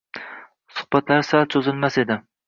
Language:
Uzbek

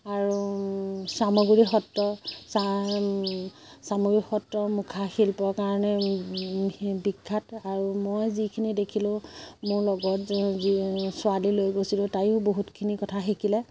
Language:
Assamese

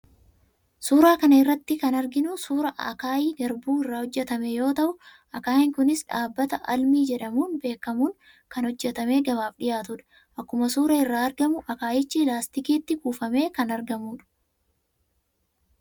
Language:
Oromo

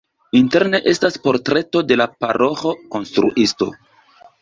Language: Esperanto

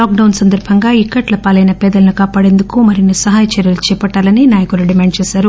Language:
Telugu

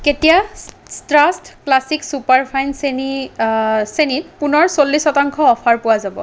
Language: Assamese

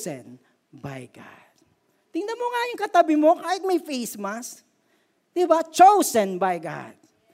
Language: Filipino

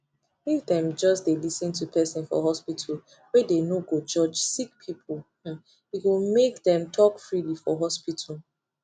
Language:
Nigerian Pidgin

